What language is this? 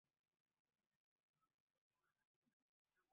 Ganda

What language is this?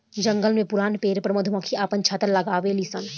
Bhojpuri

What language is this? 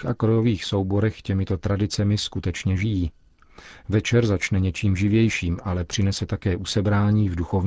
Czech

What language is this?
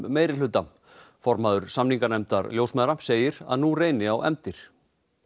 Icelandic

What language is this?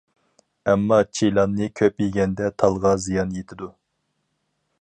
Uyghur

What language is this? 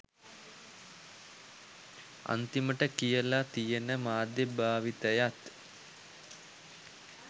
Sinhala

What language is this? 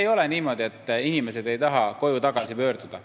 Estonian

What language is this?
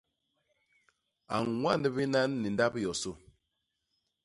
Basaa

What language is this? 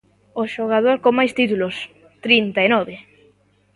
Galician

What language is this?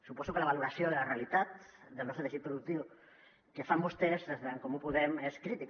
Catalan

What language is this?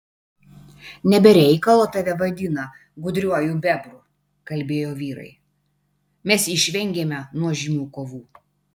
Lithuanian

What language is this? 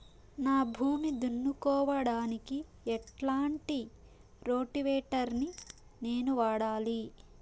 Telugu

